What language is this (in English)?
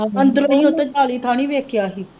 Punjabi